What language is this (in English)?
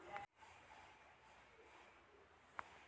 Telugu